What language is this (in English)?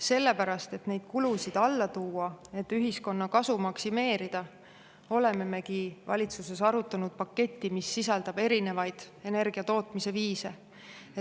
Estonian